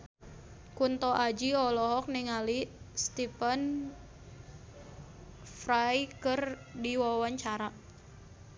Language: Sundanese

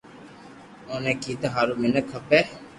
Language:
Loarki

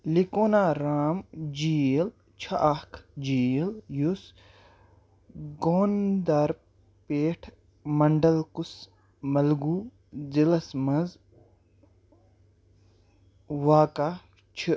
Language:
Kashmiri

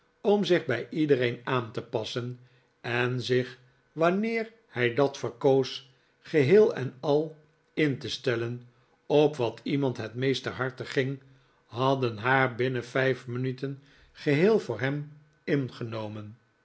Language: Dutch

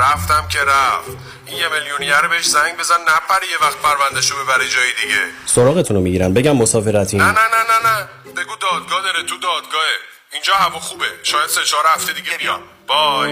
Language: Persian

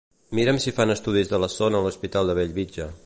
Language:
Catalan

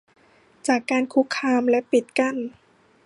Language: Thai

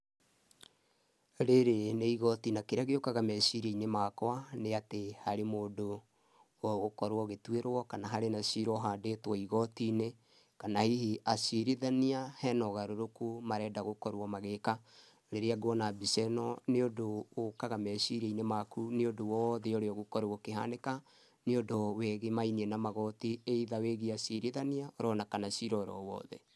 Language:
Kikuyu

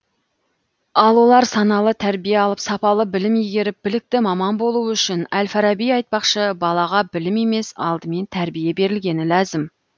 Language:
Kazakh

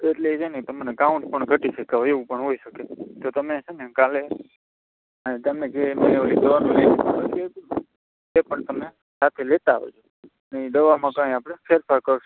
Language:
Gujarati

